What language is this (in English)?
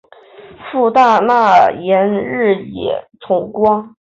Chinese